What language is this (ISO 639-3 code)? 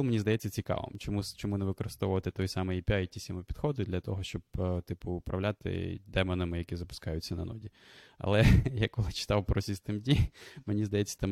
ukr